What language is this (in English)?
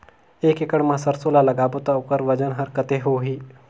Chhattisgarhi